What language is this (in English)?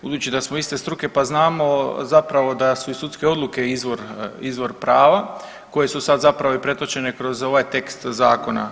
Croatian